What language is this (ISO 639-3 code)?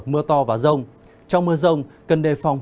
vie